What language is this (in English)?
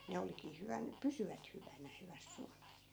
Finnish